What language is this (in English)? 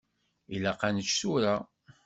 Kabyle